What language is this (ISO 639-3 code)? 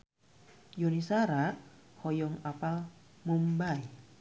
sun